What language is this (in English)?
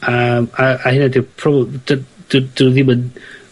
Welsh